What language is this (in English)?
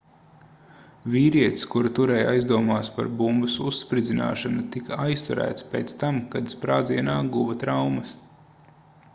Latvian